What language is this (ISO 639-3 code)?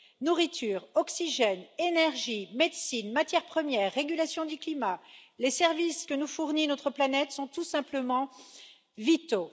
fra